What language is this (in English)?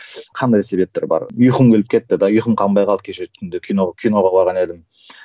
Kazakh